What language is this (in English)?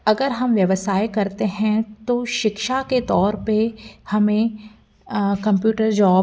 Hindi